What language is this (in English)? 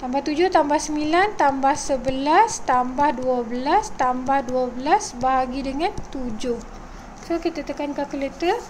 Malay